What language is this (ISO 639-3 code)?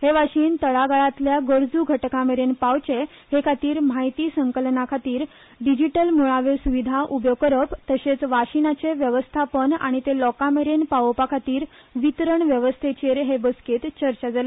kok